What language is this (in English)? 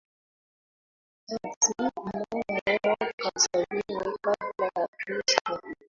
Swahili